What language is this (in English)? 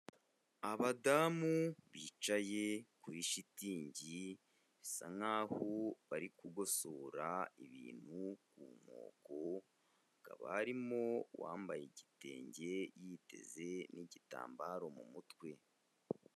Kinyarwanda